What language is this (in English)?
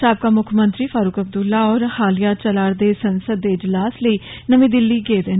Dogri